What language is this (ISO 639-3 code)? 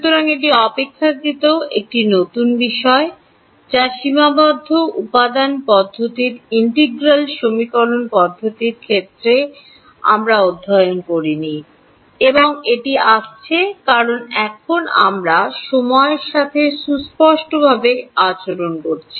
ben